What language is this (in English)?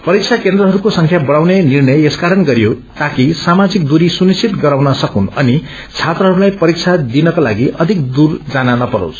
Nepali